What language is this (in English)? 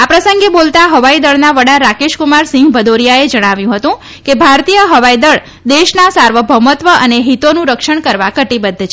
Gujarati